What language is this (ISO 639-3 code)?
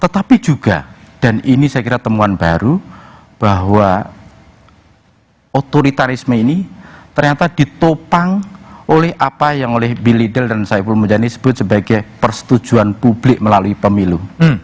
ind